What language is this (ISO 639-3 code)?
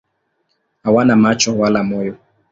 swa